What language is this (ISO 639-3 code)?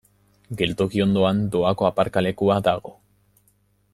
eus